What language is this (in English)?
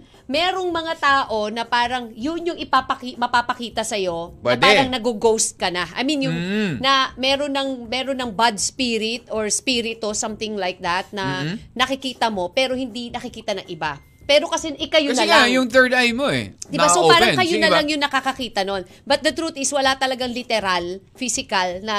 Filipino